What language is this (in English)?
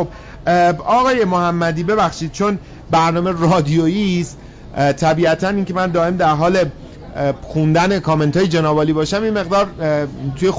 Persian